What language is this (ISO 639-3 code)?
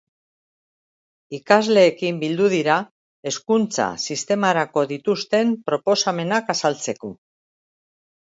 eus